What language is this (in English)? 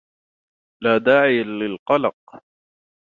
Arabic